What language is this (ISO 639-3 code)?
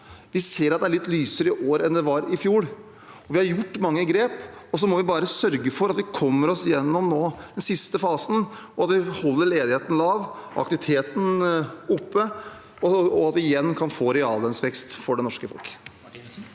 nor